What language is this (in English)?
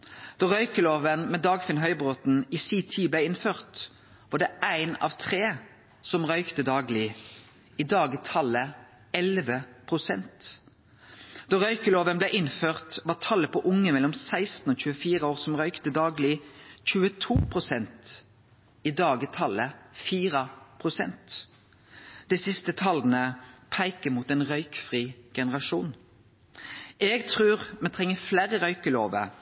Norwegian Nynorsk